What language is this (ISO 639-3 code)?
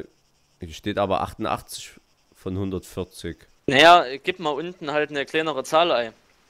deu